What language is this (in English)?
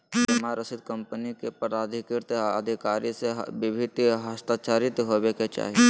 Magahi